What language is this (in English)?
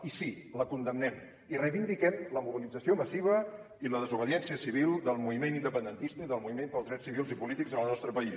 Catalan